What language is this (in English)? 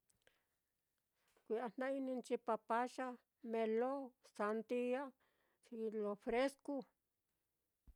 Mitlatongo Mixtec